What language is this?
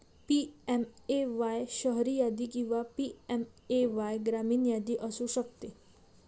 Marathi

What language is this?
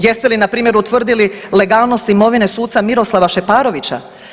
Croatian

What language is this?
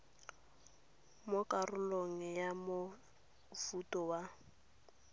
Tswana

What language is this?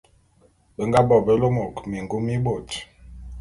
Bulu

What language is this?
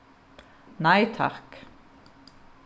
Faroese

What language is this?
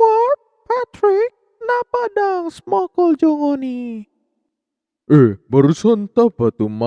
Indonesian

